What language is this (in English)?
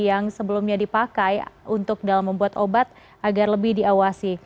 Indonesian